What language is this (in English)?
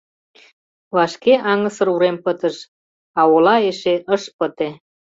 Mari